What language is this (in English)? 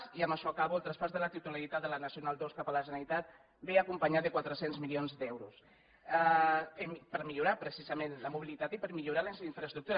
Catalan